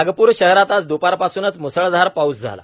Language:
Marathi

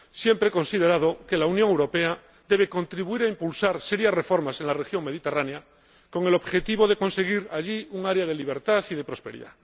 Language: Spanish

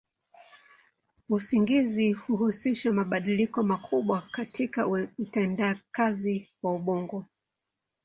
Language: Swahili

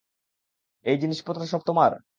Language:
Bangla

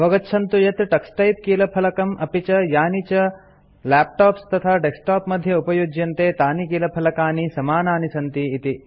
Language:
Sanskrit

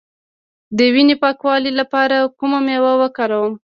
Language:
Pashto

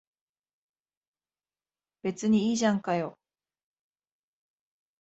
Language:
Japanese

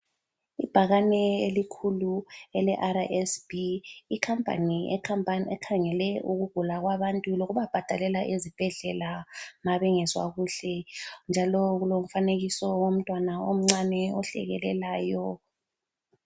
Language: North Ndebele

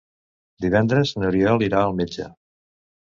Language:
Catalan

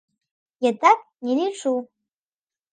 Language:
Belarusian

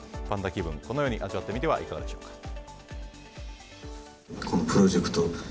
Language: Japanese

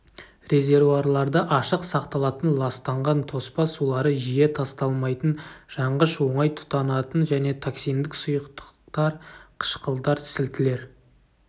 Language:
Kazakh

